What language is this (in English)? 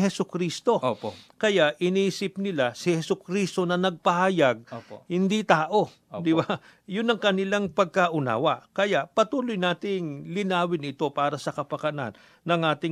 Filipino